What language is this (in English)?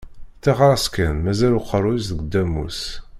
Kabyle